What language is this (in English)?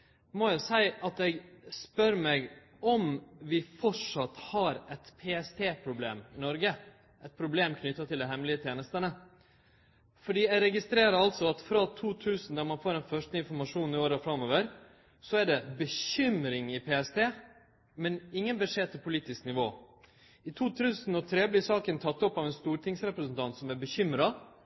Norwegian Nynorsk